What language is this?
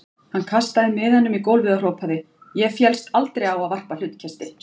Icelandic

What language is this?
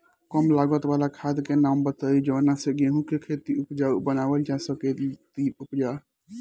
Bhojpuri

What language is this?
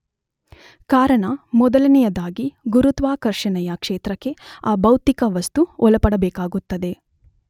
Kannada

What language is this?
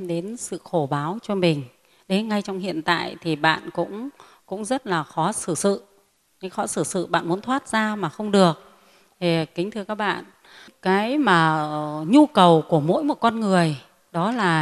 Vietnamese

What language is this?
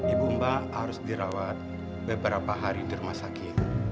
Indonesian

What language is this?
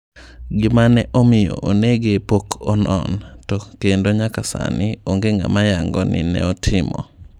Luo (Kenya and Tanzania)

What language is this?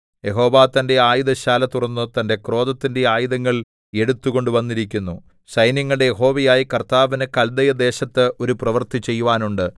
Malayalam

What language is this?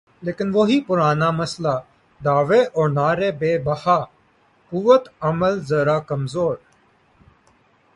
Urdu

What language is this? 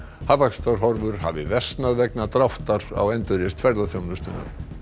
Icelandic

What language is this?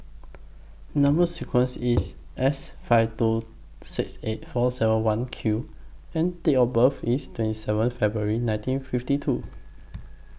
English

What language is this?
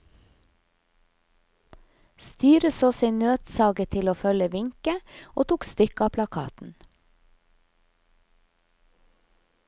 Norwegian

